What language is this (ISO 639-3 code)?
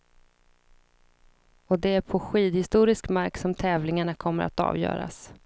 swe